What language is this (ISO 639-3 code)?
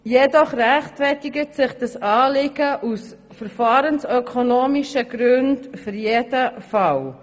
gsw